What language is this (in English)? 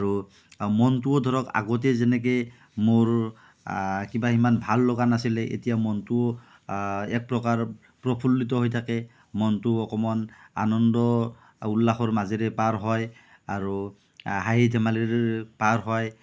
Assamese